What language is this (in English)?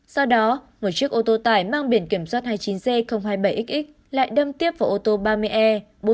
Vietnamese